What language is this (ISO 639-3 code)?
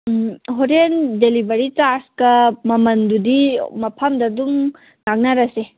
mni